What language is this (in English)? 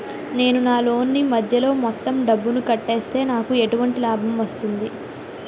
Telugu